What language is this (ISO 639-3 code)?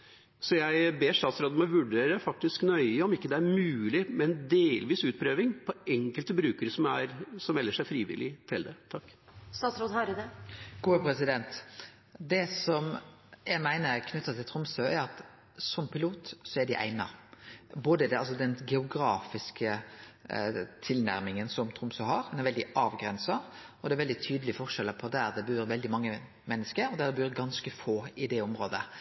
nor